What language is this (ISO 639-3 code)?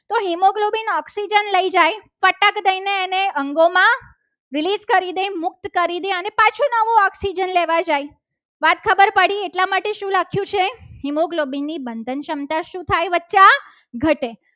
guj